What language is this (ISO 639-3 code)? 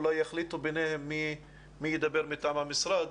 heb